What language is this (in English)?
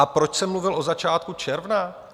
Czech